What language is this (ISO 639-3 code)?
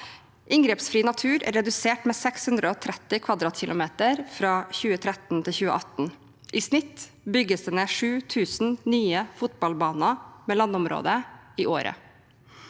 nor